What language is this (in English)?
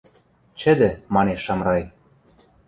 Western Mari